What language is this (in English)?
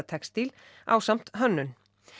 Icelandic